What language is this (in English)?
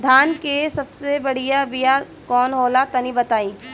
Bhojpuri